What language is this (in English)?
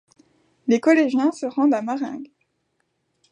French